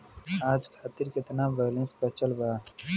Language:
Bhojpuri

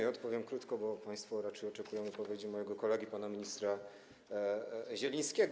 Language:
Polish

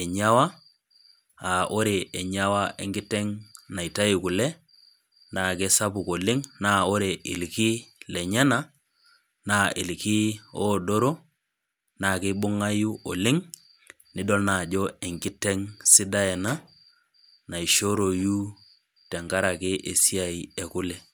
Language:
Masai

